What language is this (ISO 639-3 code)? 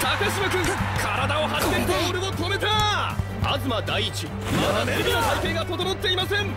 jpn